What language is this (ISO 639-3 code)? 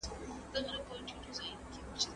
pus